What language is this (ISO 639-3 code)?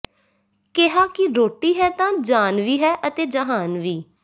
pan